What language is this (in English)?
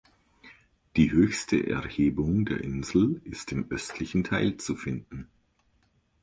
German